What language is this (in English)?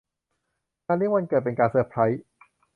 Thai